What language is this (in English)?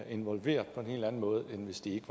Danish